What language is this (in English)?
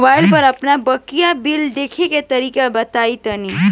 Bhojpuri